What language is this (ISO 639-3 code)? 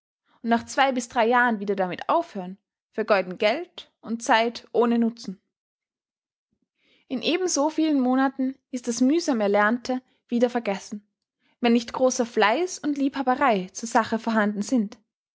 deu